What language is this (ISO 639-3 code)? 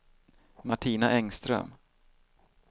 swe